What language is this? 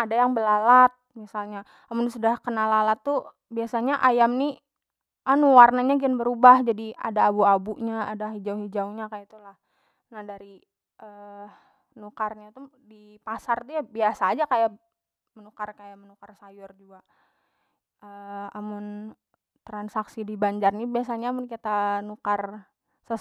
Banjar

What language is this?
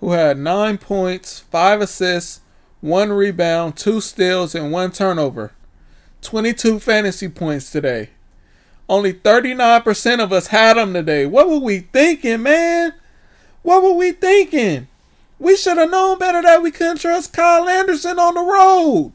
English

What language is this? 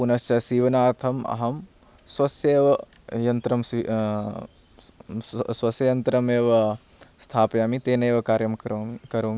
Sanskrit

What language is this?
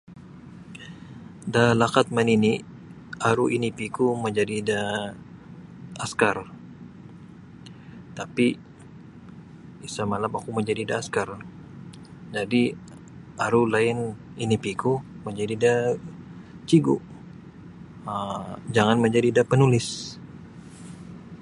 Sabah Bisaya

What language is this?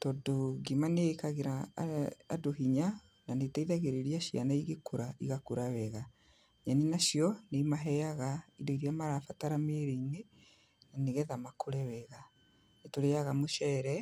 Kikuyu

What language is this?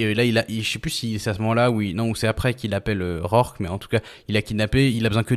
French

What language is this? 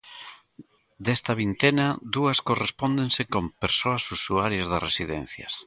Galician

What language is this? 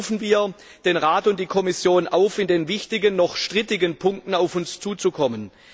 German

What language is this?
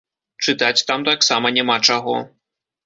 Belarusian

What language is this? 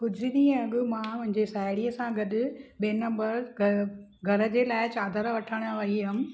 Sindhi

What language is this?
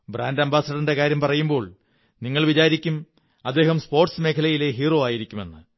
Malayalam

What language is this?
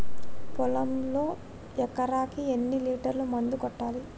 Telugu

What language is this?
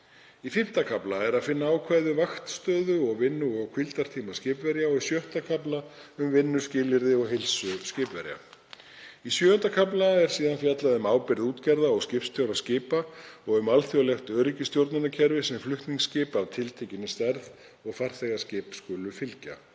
Icelandic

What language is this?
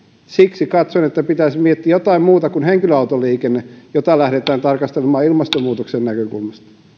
Finnish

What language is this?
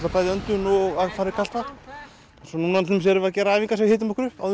Icelandic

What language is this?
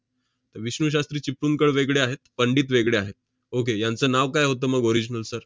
Marathi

